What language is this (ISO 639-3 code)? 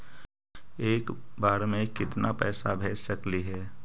mag